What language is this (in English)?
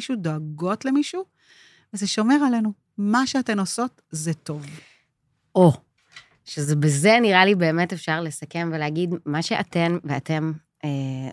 Hebrew